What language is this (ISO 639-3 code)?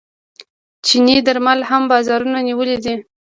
pus